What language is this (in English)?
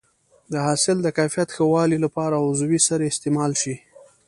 Pashto